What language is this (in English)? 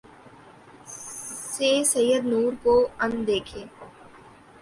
Urdu